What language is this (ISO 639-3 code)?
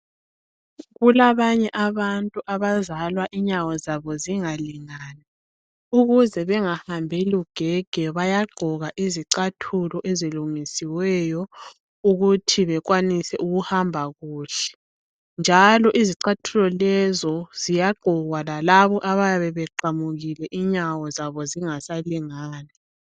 nde